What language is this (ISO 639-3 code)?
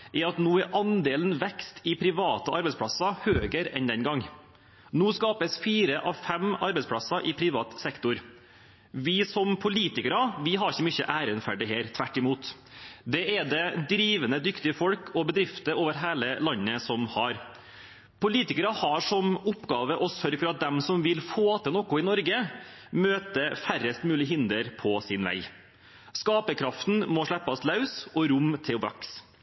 nob